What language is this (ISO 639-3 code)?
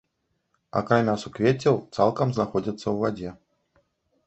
bel